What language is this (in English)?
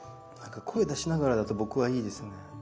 Japanese